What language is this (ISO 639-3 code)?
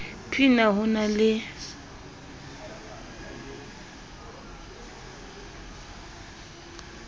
sot